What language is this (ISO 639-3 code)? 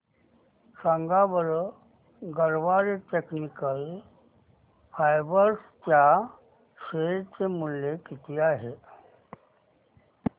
mar